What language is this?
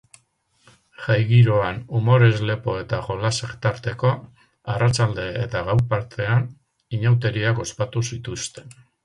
Basque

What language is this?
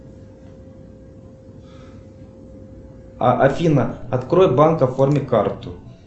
Russian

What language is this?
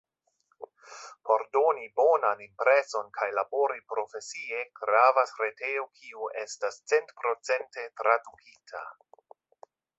Esperanto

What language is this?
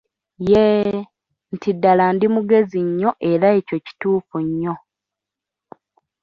Ganda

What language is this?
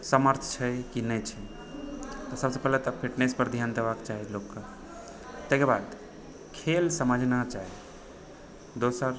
Maithili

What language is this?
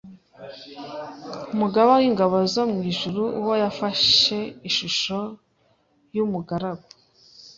Kinyarwanda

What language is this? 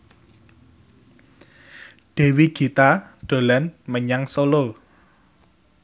Javanese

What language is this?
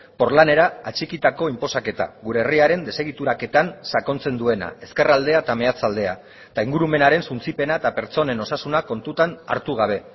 Basque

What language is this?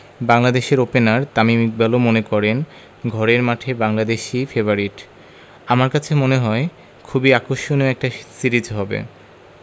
Bangla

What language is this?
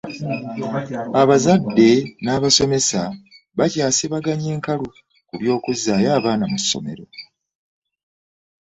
Ganda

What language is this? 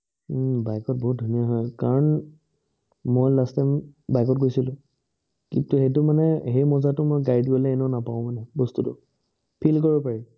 Assamese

